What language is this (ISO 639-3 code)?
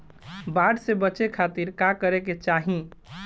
bho